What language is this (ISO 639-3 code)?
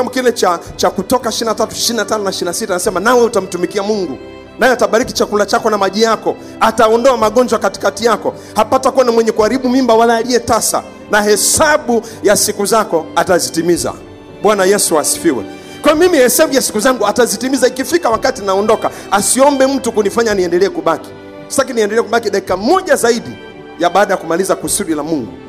swa